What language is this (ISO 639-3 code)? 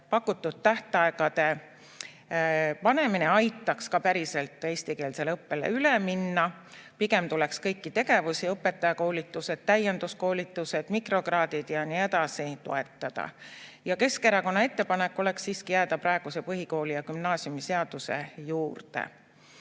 est